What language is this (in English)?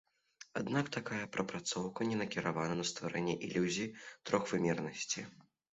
Belarusian